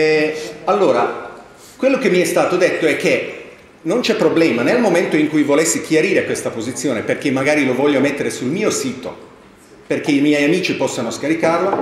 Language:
Italian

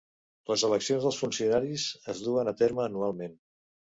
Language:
Catalan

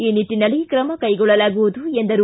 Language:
Kannada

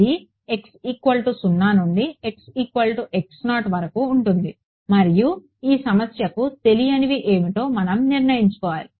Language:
Telugu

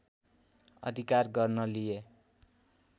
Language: Nepali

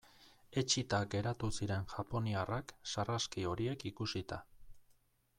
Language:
Basque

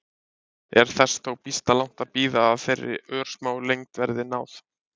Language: Icelandic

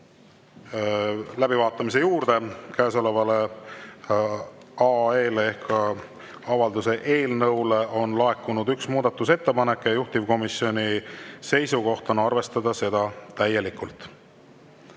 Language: Estonian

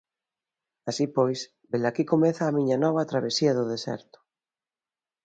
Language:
Galician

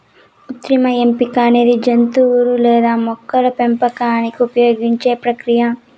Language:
Telugu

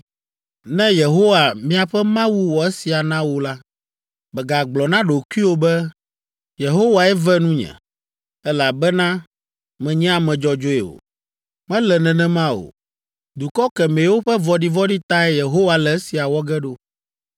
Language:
Ewe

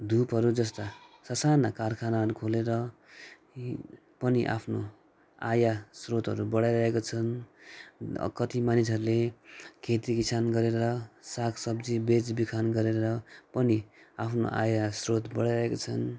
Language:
Nepali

